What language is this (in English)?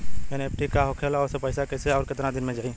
Bhojpuri